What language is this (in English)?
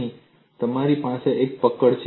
Gujarati